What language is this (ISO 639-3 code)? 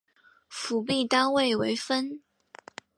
zho